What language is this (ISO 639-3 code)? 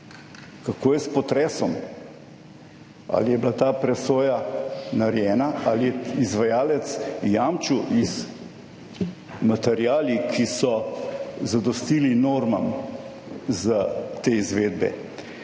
slv